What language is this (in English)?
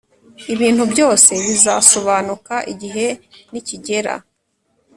Kinyarwanda